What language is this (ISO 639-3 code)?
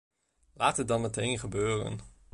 nld